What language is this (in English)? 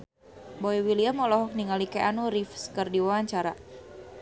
Sundanese